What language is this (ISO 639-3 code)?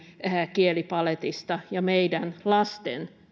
fin